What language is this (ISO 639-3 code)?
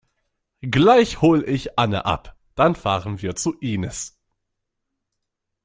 deu